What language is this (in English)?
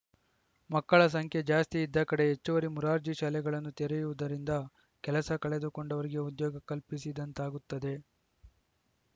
Kannada